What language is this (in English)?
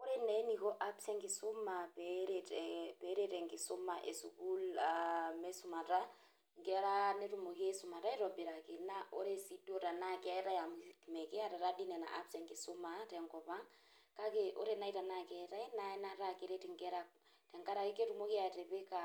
Masai